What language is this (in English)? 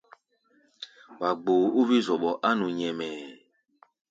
Gbaya